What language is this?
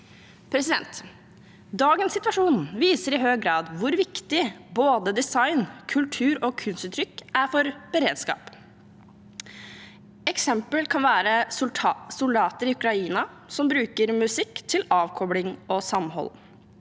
Norwegian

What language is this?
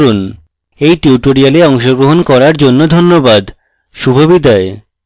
Bangla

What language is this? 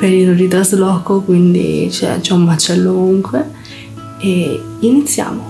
Italian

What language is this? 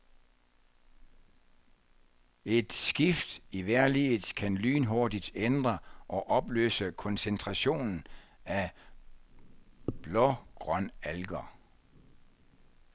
Danish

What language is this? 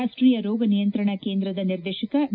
Kannada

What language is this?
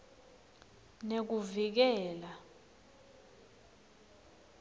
Swati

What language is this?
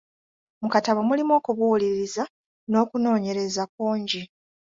Ganda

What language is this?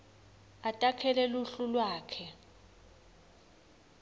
Swati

